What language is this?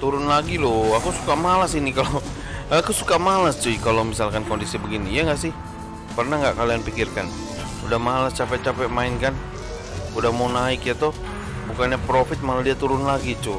Indonesian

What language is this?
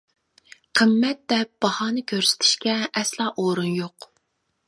Uyghur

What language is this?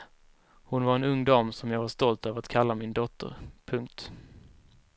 Swedish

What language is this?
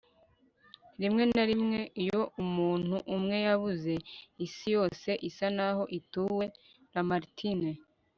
Kinyarwanda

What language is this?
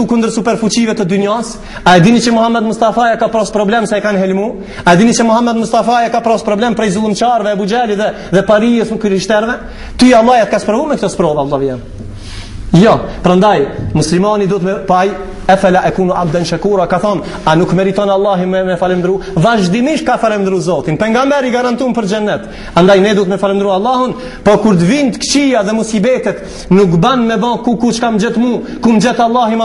Arabic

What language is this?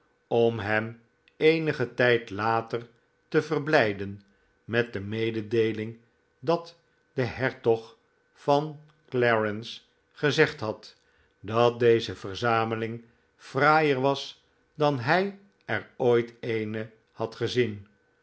Dutch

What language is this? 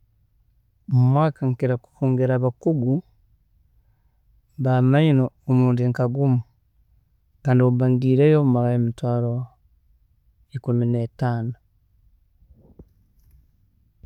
Tooro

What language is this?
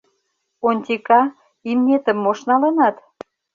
Mari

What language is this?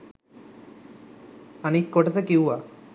Sinhala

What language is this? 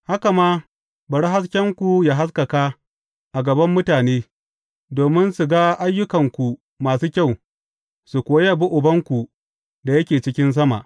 Hausa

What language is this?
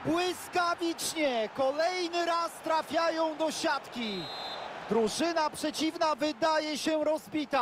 Polish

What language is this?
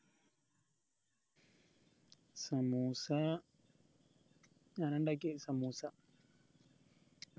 Malayalam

